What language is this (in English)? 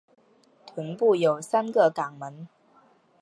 Chinese